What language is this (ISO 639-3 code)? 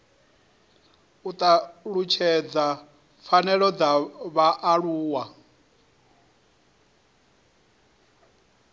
ven